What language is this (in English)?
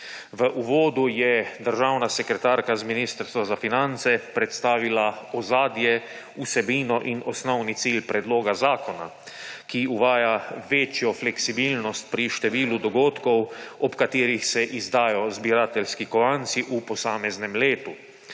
Slovenian